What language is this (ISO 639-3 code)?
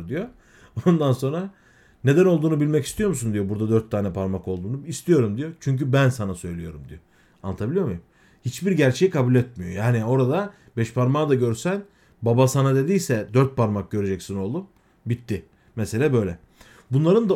tur